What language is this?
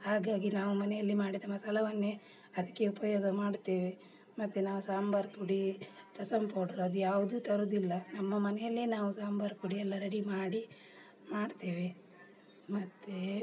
Kannada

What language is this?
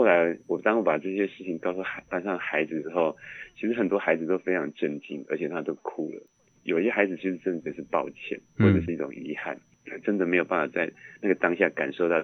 Chinese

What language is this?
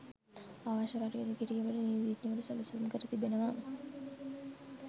Sinhala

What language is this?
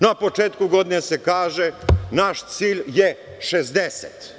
Serbian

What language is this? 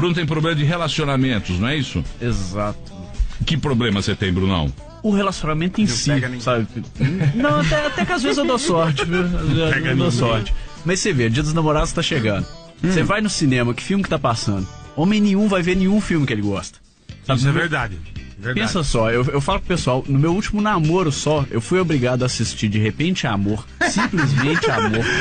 Portuguese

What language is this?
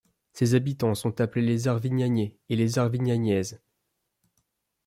French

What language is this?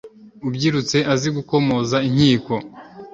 Kinyarwanda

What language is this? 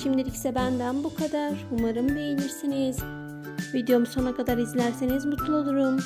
Turkish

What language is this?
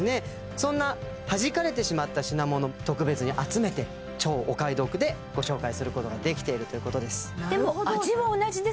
Japanese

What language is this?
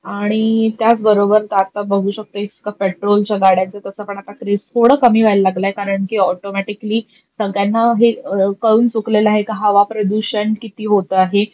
Marathi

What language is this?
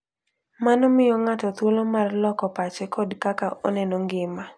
Luo (Kenya and Tanzania)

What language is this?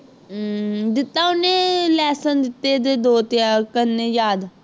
Punjabi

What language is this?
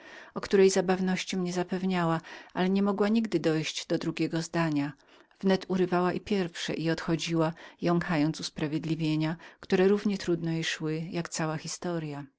Polish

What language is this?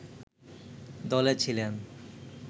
Bangla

